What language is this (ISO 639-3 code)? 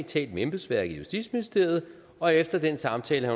dan